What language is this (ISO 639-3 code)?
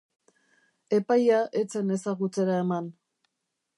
eus